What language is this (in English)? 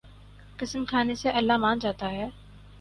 Urdu